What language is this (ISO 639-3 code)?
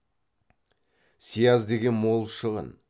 kaz